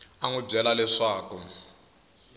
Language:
Tsonga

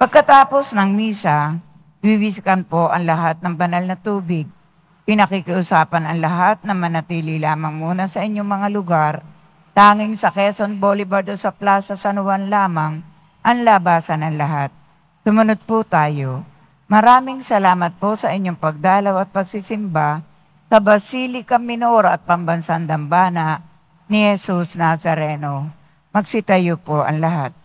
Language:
Filipino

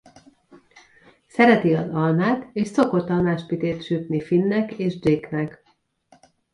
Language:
Hungarian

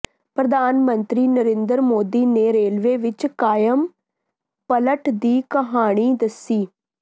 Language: Punjabi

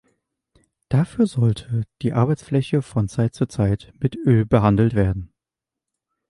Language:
German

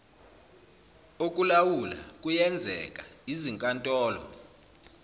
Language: Zulu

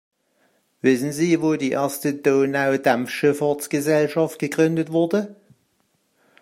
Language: German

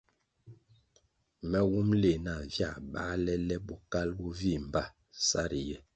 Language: Kwasio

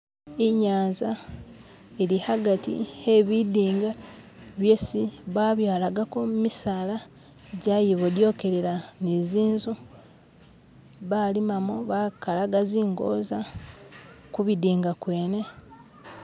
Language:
Masaaba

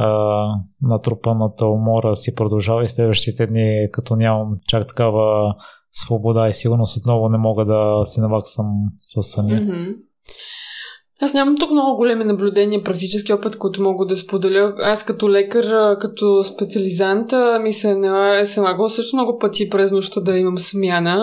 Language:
Bulgarian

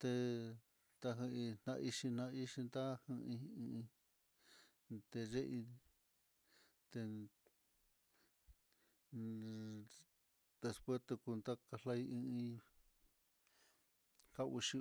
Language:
Mitlatongo Mixtec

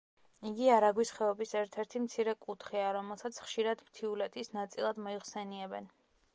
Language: Georgian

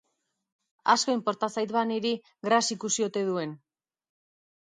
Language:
Basque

